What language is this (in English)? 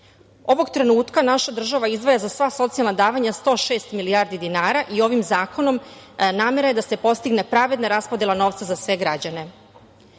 Serbian